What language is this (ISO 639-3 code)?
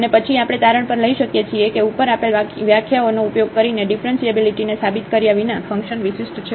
guj